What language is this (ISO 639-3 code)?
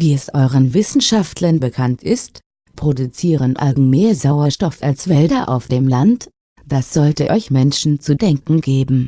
deu